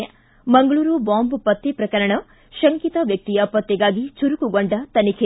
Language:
Kannada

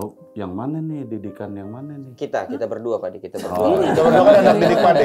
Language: Indonesian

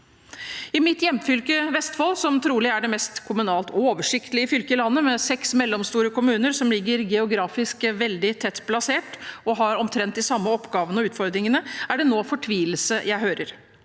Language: Norwegian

